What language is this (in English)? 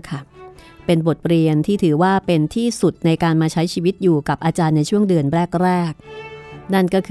Thai